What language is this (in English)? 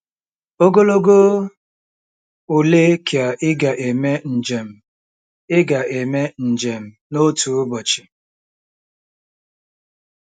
Igbo